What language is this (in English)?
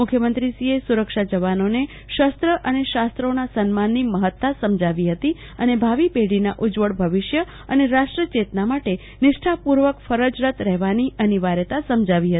Gujarati